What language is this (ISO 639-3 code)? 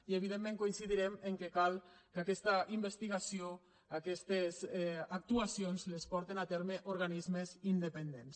cat